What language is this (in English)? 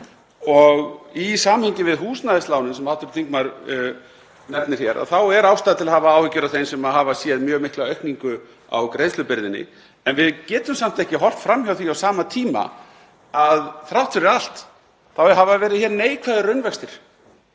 Icelandic